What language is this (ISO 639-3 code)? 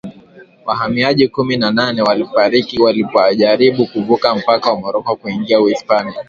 swa